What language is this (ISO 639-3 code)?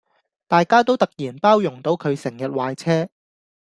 yue